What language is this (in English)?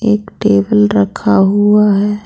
Hindi